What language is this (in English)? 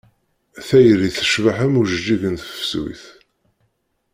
Kabyle